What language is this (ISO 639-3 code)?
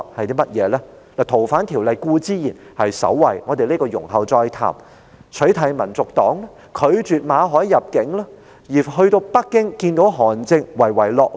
yue